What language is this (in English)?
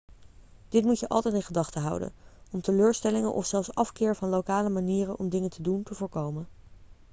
Dutch